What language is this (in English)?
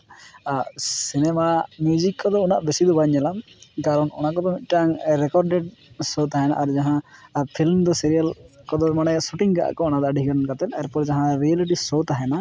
Santali